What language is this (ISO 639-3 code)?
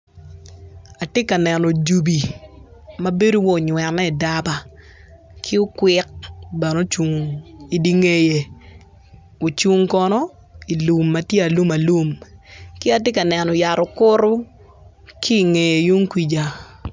ach